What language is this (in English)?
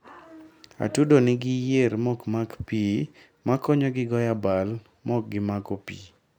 Luo (Kenya and Tanzania)